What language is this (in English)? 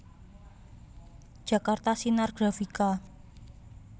Javanese